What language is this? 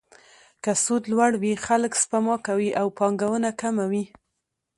Pashto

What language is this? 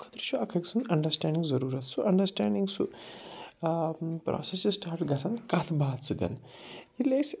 Kashmiri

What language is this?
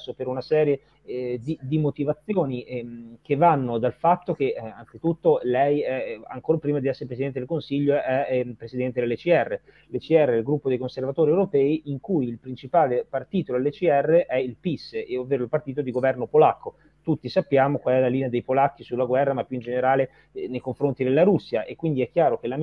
Italian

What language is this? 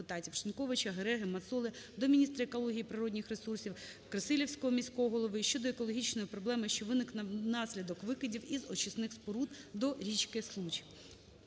Ukrainian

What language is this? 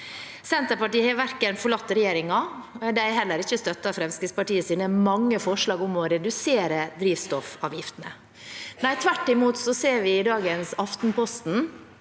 Norwegian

